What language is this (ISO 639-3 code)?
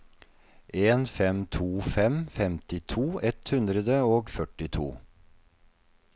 nor